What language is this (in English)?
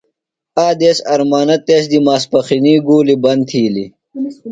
Phalura